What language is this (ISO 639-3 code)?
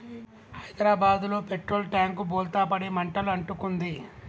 tel